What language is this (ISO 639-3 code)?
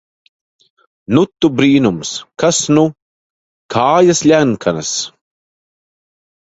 lav